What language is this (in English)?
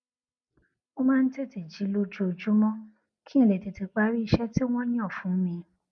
Yoruba